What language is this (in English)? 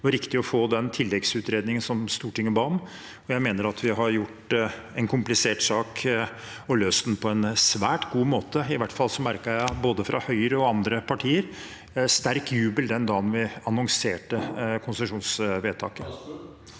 Norwegian